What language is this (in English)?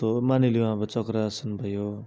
Nepali